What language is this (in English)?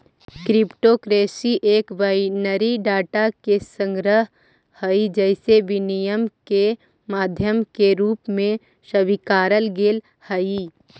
Magahi